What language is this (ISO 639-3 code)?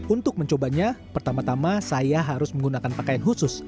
ind